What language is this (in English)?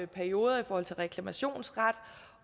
Danish